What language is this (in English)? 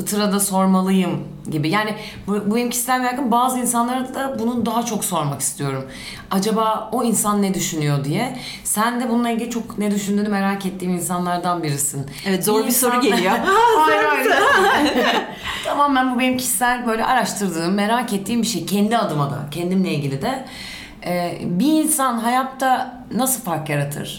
Turkish